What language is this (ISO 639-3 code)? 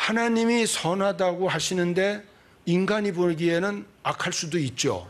kor